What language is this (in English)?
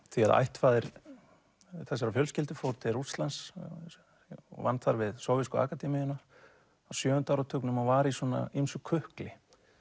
Icelandic